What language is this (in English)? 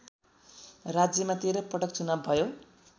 Nepali